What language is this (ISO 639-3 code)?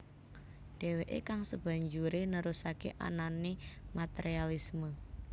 jav